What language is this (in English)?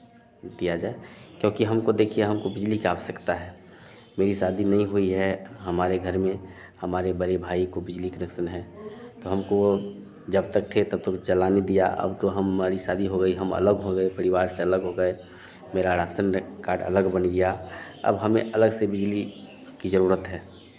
Hindi